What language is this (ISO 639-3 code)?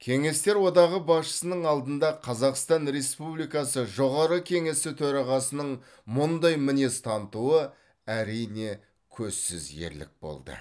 kaz